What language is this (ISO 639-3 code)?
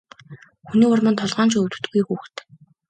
mon